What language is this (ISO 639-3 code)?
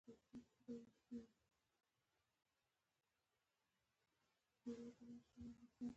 pus